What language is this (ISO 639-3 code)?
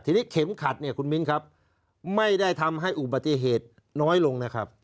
tha